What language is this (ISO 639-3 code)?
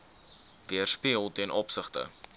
afr